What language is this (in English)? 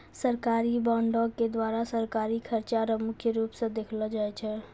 Maithili